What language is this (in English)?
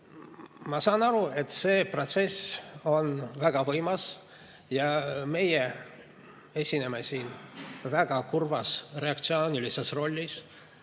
Estonian